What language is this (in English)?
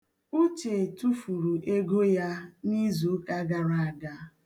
Igbo